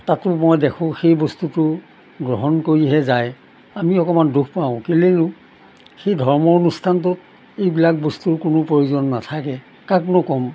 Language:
Assamese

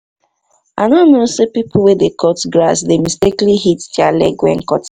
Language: Nigerian Pidgin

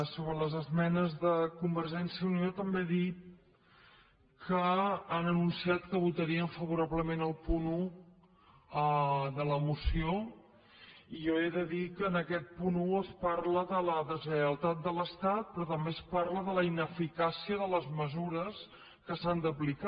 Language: Catalan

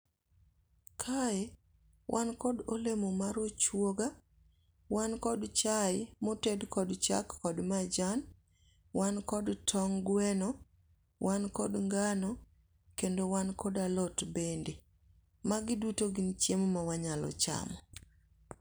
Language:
Luo (Kenya and Tanzania)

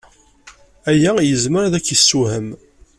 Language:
Kabyle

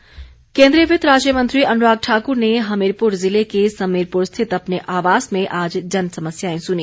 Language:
Hindi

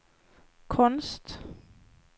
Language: Swedish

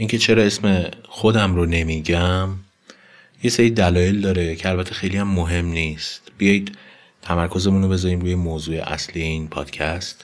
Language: Persian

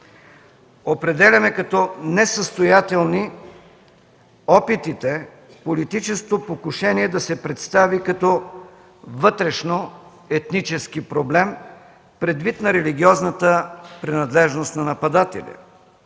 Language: Bulgarian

